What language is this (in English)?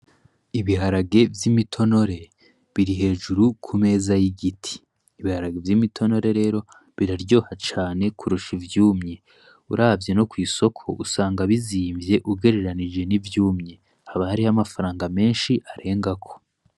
Rundi